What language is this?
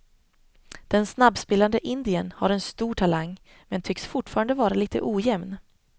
Swedish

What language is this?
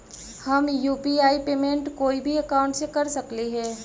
Magahi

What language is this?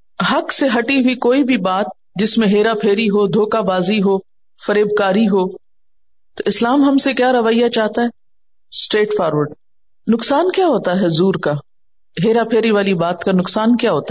Urdu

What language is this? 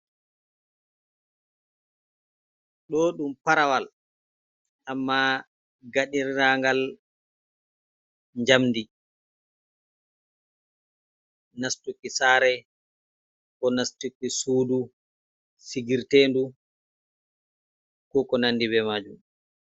Fula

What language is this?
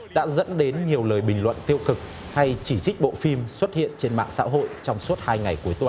Vietnamese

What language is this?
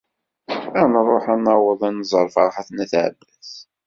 Kabyle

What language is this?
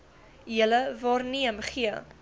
Afrikaans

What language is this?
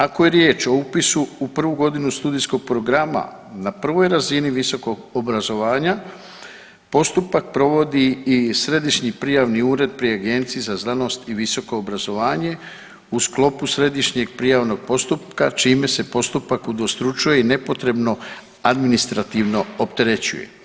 Croatian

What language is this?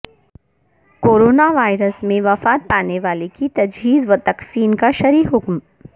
Urdu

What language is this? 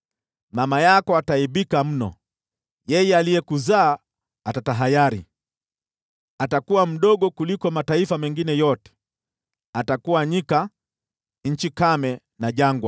Swahili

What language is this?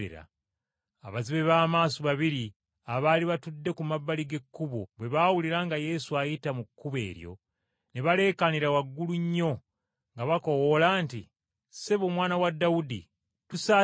Ganda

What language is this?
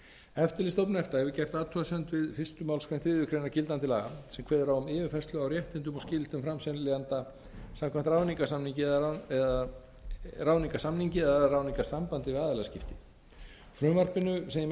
Icelandic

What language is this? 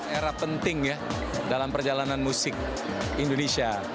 Indonesian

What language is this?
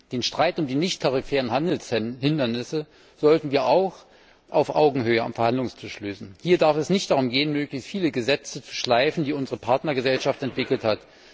German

